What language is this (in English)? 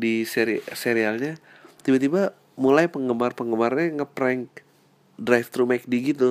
Indonesian